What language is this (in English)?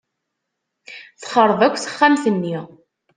Kabyle